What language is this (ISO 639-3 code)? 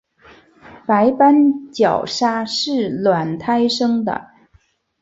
zho